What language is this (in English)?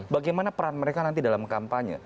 Indonesian